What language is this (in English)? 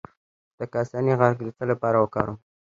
Pashto